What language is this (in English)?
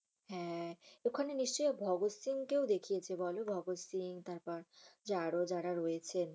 Bangla